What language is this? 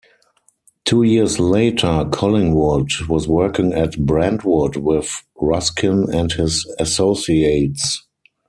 English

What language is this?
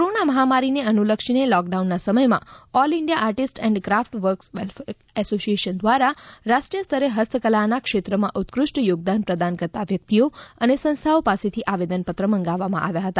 Gujarati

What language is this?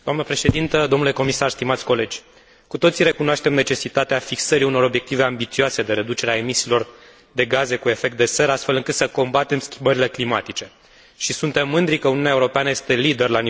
Romanian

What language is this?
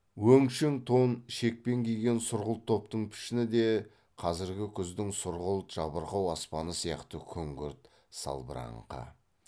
Kazakh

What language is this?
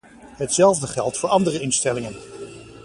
Dutch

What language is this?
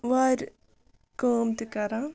Kashmiri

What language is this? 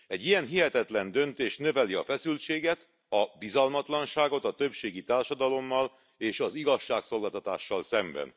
Hungarian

